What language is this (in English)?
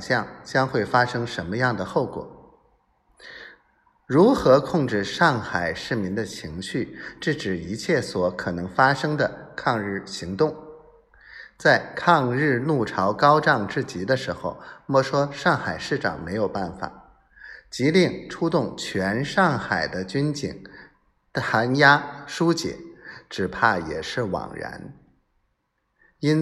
Chinese